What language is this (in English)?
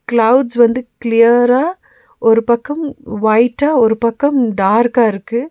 Tamil